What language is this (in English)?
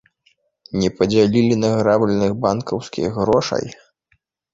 Belarusian